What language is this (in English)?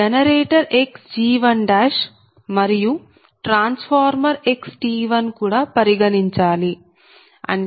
Telugu